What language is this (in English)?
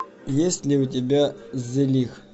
Russian